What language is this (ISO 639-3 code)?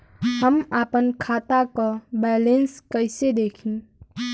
bho